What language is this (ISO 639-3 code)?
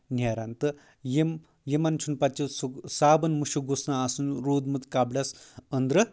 kas